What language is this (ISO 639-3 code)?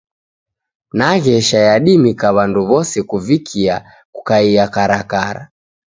dav